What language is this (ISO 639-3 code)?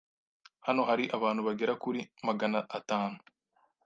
kin